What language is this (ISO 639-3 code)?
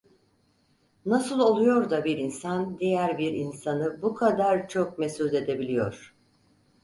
tur